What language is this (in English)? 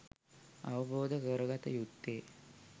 Sinhala